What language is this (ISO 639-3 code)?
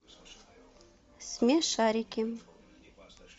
rus